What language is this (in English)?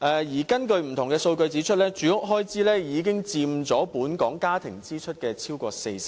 Cantonese